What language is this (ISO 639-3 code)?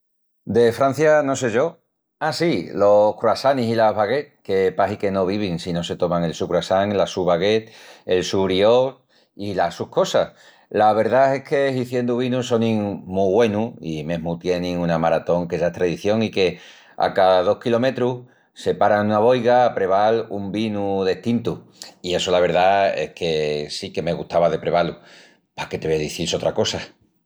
ext